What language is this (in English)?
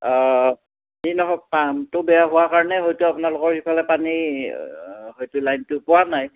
Assamese